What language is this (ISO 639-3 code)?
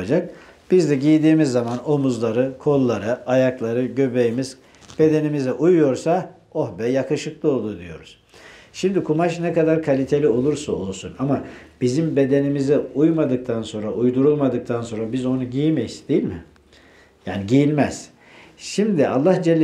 tur